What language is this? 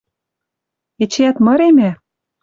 Western Mari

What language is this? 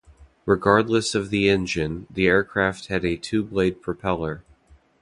English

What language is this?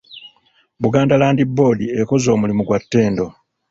Ganda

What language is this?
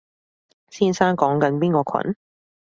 Cantonese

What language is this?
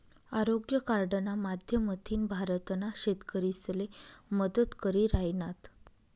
Marathi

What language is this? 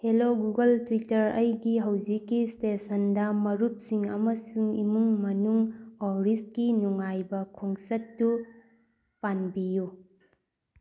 Manipuri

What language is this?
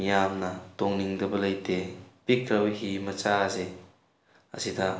Manipuri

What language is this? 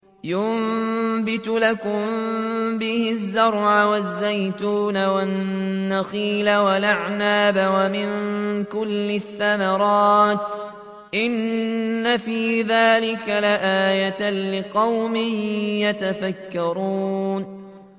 Arabic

